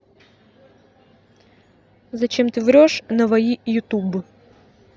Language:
Russian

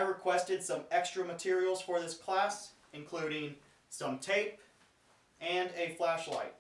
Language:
English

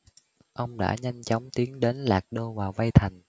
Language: Vietnamese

